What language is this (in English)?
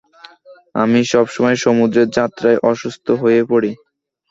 Bangla